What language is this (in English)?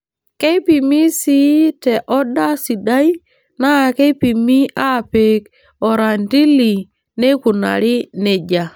Masai